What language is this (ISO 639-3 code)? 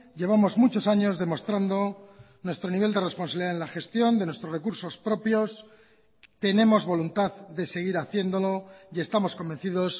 spa